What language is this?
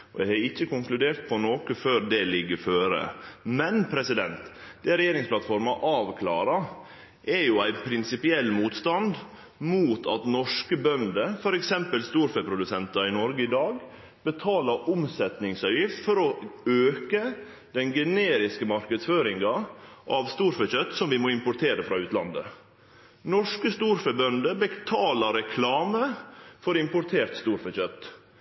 Norwegian Nynorsk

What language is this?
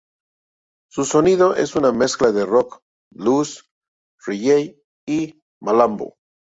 Spanish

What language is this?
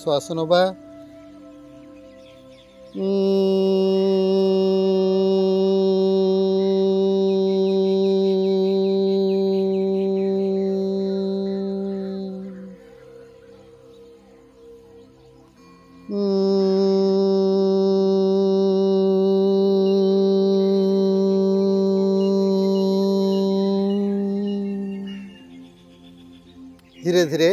Hindi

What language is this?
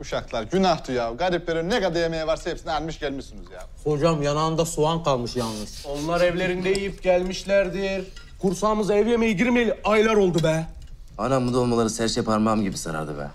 Turkish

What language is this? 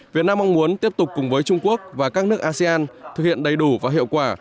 Vietnamese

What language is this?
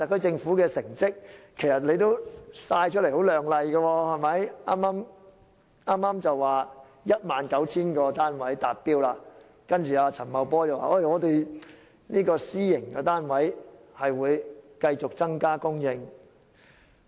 Cantonese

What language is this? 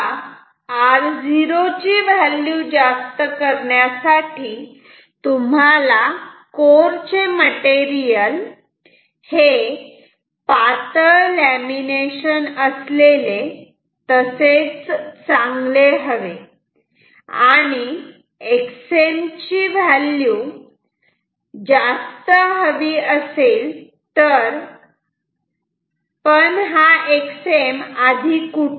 Marathi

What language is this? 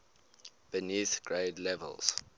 English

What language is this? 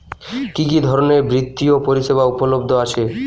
Bangla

